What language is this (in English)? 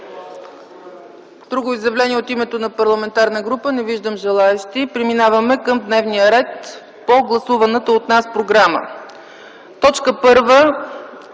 Bulgarian